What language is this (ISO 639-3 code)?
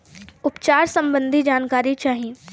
bho